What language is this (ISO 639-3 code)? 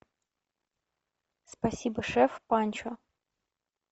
rus